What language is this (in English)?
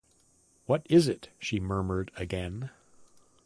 English